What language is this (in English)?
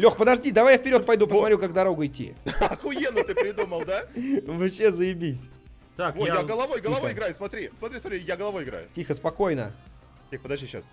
Russian